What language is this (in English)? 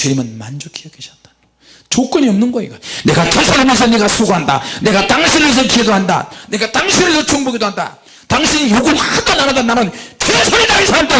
Korean